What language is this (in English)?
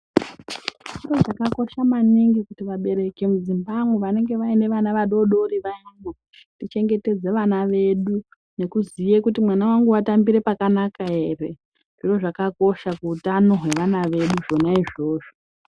Ndau